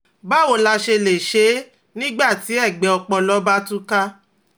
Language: Yoruba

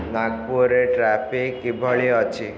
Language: Odia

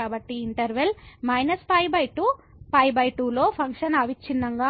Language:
Telugu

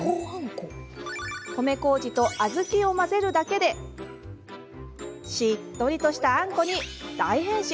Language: Japanese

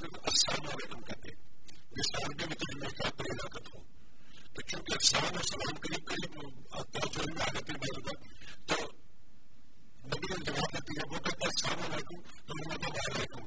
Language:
Urdu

